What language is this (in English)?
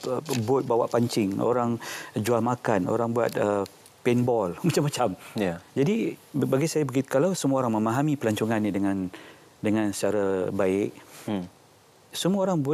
Malay